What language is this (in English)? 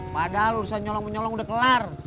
Indonesian